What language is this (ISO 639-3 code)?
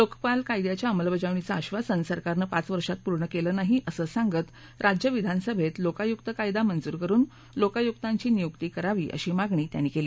mar